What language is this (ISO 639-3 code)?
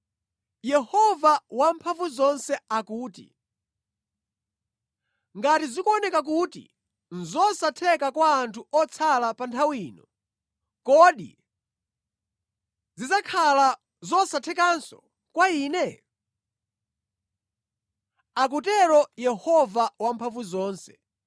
nya